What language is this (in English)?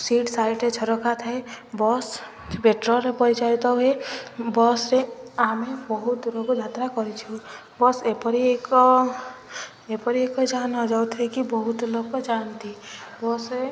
Odia